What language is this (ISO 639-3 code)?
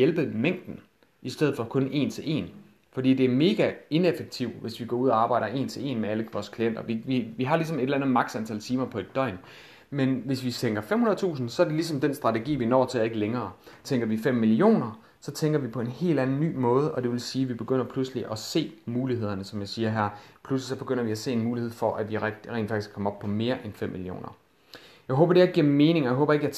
dan